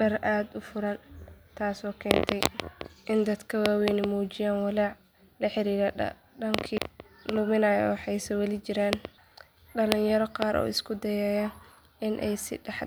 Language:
Somali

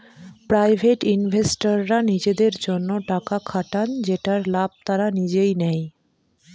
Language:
Bangla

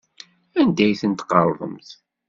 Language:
Kabyle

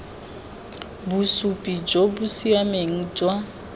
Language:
Tswana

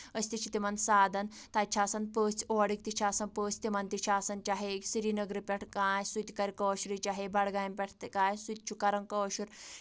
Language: Kashmiri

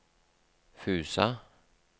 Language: Norwegian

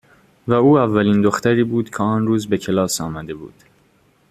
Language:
Persian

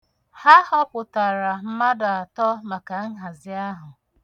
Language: Igbo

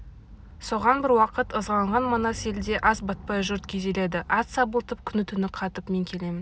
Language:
Kazakh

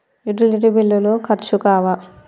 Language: Telugu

